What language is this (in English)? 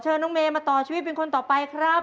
Thai